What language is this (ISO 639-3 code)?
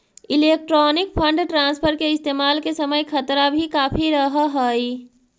mag